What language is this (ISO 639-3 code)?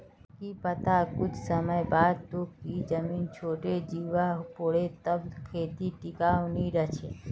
mag